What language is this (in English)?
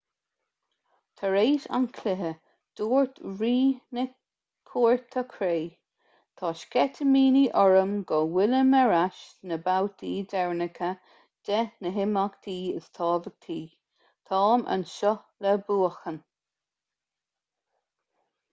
Irish